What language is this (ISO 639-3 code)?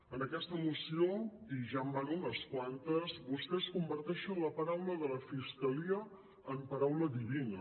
cat